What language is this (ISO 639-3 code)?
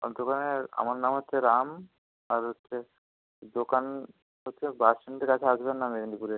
ben